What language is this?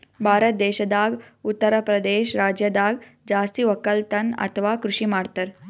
Kannada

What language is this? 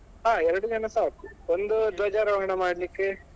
Kannada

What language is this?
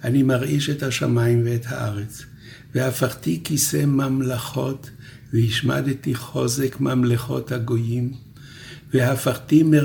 Hebrew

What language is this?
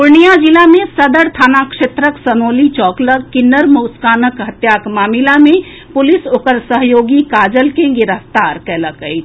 Maithili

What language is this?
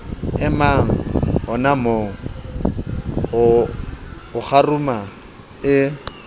Southern Sotho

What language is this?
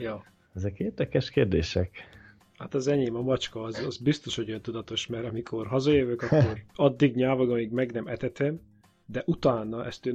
Hungarian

